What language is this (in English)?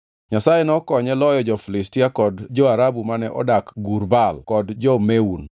Luo (Kenya and Tanzania)